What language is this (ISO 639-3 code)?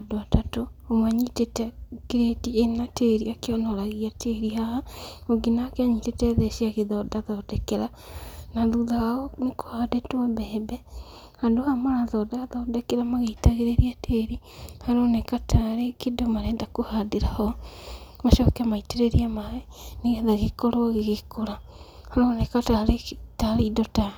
kik